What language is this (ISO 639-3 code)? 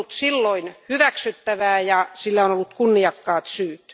fin